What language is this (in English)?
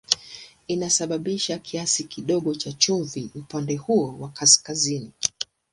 Swahili